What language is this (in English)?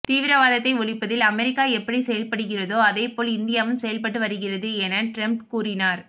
Tamil